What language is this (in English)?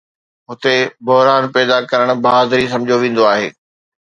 Sindhi